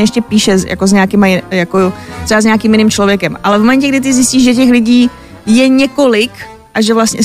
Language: Czech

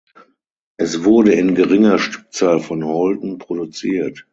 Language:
German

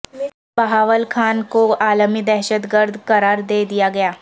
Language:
Urdu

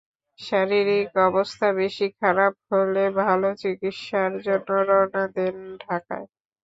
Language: Bangla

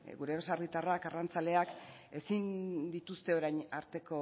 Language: Basque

